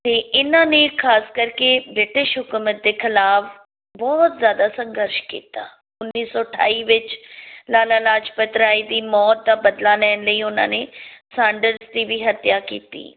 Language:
Punjabi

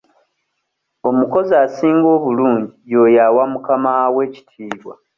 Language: Ganda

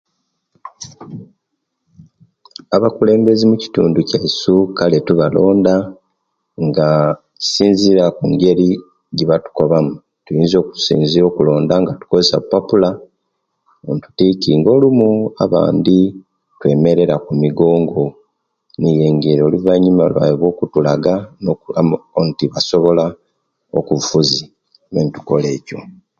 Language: Kenyi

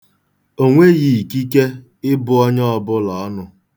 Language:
Igbo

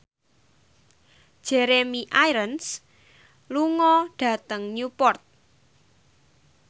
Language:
Javanese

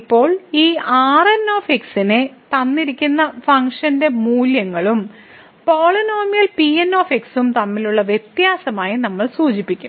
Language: Malayalam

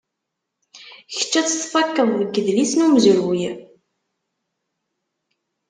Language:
Kabyle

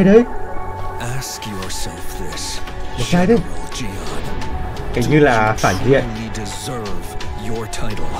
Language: Vietnamese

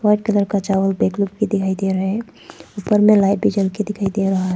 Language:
Hindi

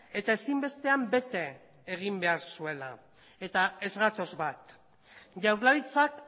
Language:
Basque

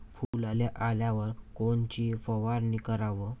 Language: Marathi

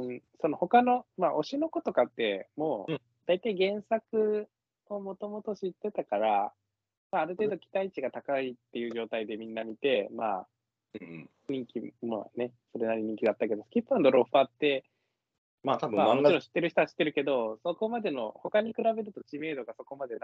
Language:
Japanese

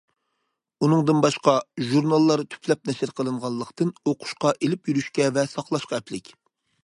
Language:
Uyghur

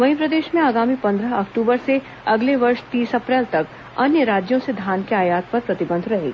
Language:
Hindi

